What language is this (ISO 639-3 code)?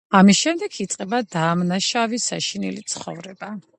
kat